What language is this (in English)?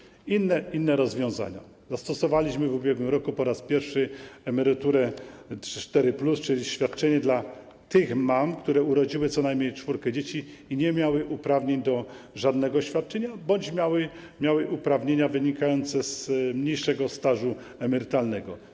Polish